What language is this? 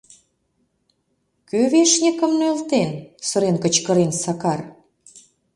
Mari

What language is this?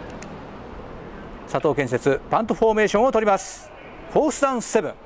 Japanese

